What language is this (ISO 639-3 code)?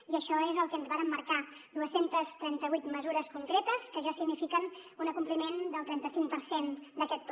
cat